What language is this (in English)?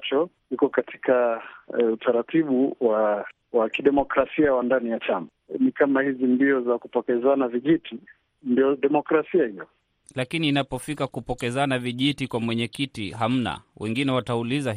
Swahili